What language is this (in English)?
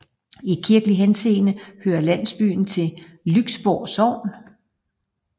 Danish